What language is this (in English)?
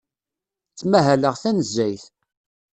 Kabyle